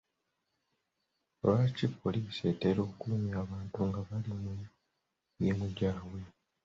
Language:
Ganda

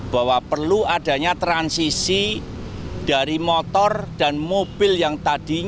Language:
Indonesian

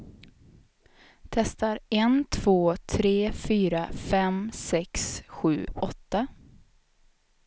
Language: Swedish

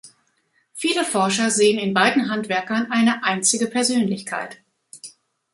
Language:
German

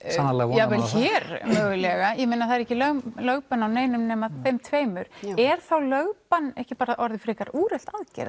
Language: Icelandic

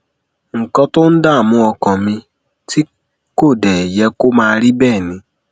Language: Yoruba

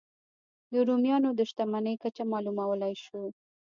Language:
Pashto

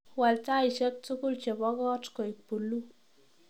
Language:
Kalenjin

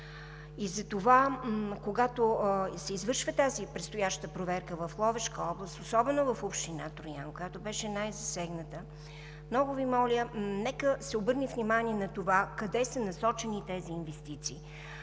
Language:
Bulgarian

